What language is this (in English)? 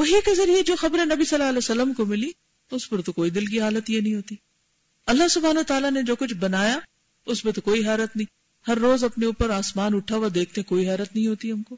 Urdu